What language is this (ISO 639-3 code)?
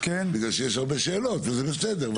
heb